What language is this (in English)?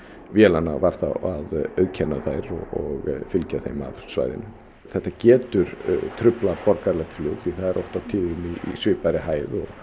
Icelandic